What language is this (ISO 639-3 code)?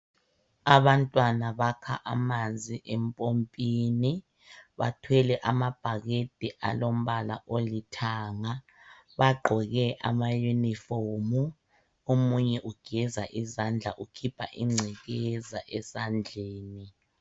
nde